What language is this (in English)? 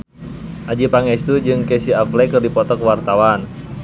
Sundanese